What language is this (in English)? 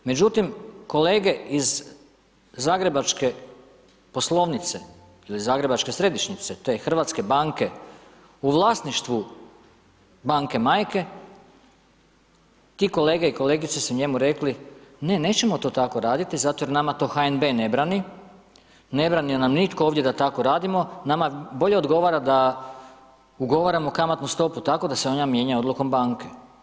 Croatian